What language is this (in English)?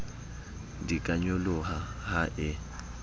Southern Sotho